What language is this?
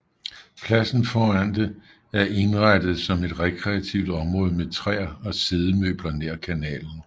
Danish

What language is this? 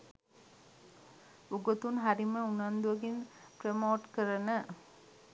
Sinhala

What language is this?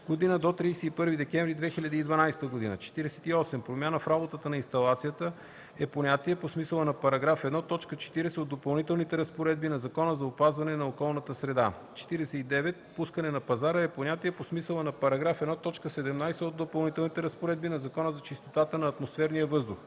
Bulgarian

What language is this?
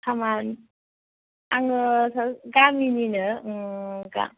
Bodo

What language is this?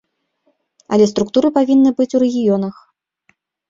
Belarusian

